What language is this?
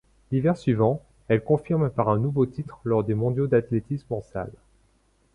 French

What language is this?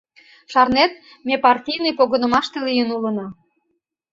Mari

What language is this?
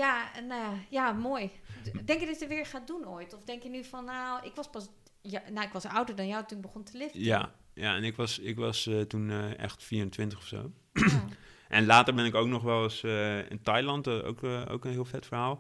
Dutch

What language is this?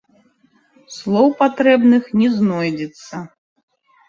Belarusian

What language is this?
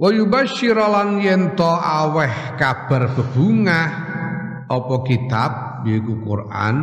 Indonesian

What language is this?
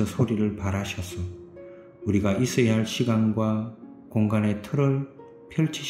Korean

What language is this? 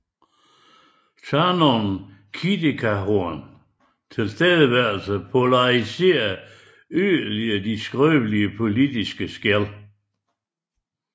Danish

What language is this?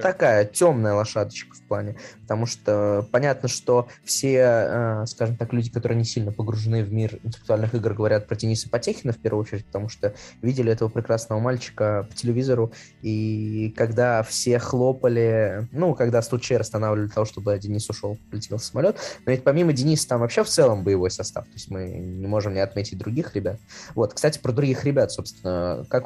Russian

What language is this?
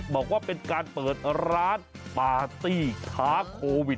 Thai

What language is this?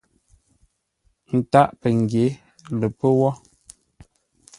Ngombale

